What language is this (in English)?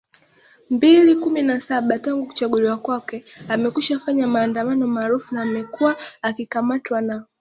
Swahili